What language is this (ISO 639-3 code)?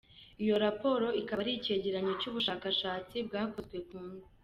kin